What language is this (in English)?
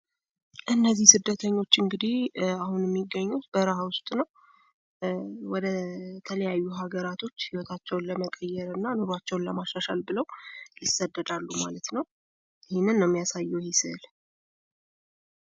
Amharic